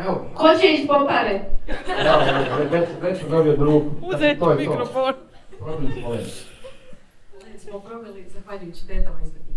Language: Croatian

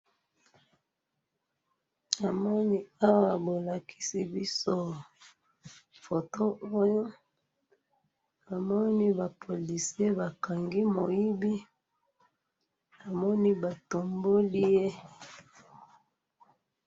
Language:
Lingala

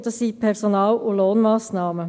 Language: Swiss German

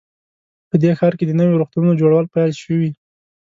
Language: Pashto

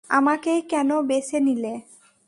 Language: Bangla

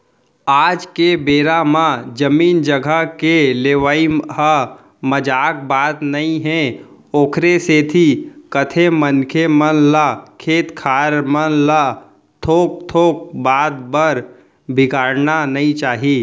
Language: Chhattisgarhi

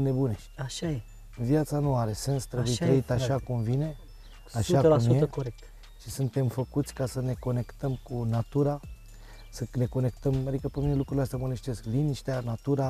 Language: Romanian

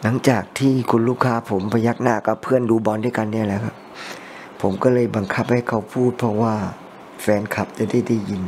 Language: Thai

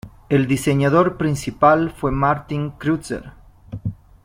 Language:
Spanish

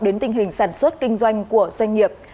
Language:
Vietnamese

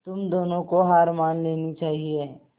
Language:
Hindi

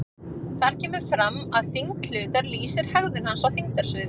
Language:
Icelandic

